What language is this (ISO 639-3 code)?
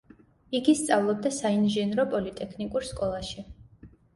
kat